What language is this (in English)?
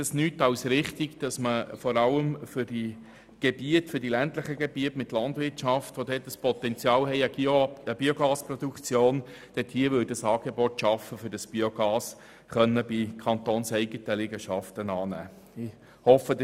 Swiss German